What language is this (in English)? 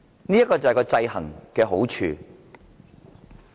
Cantonese